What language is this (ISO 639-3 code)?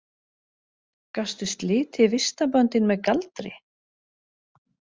isl